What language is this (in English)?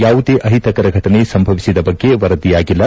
Kannada